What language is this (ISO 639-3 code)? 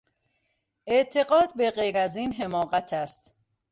fas